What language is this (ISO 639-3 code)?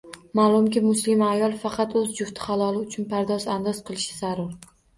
uzb